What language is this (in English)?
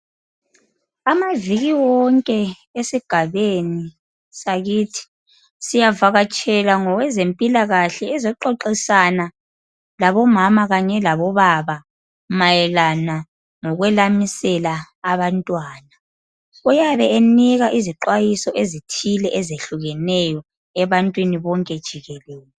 North Ndebele